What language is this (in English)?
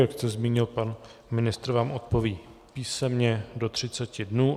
Czech